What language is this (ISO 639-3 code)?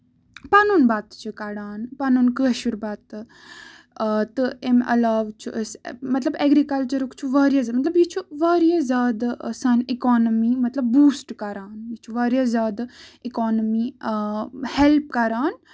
kas